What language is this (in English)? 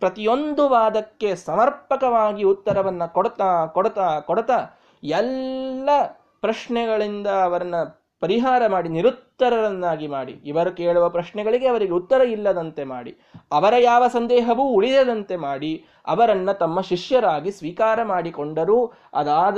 Kannada